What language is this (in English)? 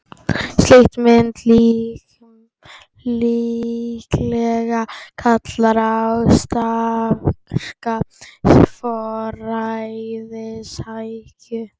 Icelandic